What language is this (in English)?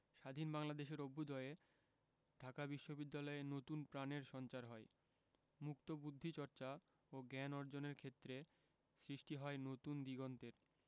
Bangla